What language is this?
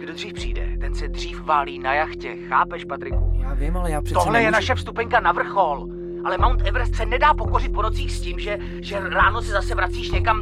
Czech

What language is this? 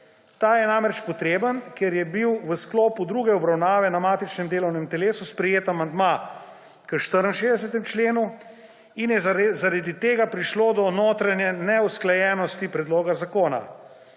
Slovenian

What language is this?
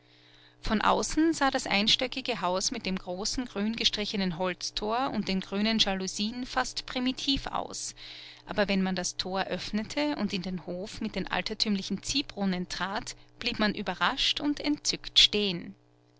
German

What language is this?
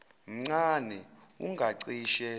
Zulu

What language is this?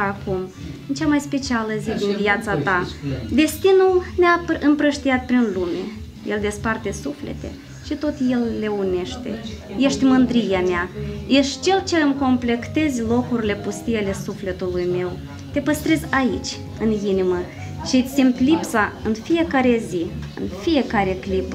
Romanian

